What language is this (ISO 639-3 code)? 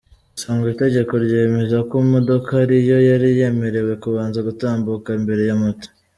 kin